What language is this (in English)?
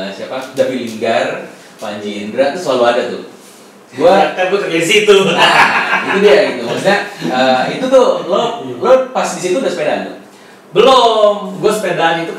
Indonesian